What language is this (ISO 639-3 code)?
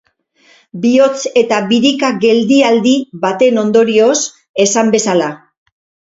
eus